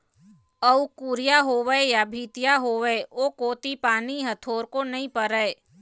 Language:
Chhattisgarhi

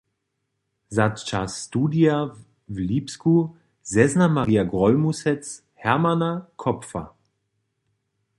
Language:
Upper Sorbian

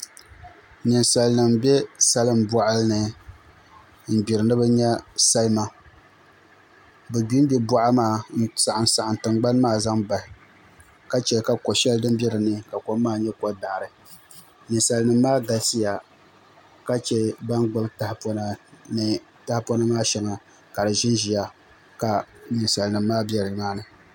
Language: Dagbani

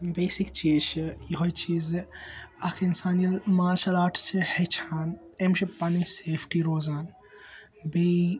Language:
Kashmiri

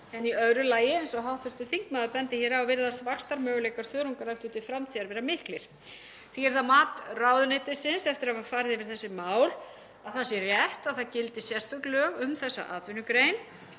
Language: Icelandic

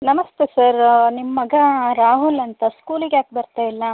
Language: Kannada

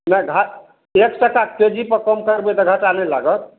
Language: Maithili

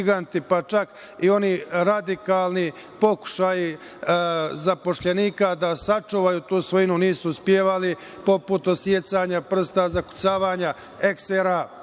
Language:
Serbian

